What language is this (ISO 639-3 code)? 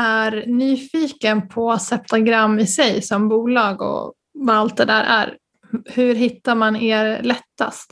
swe